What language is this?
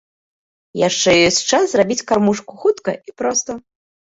Belarusian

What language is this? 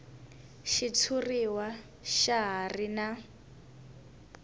Tsonga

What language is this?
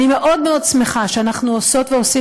Hebrew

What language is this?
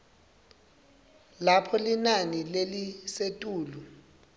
Swati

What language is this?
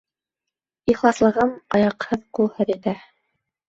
Bashkir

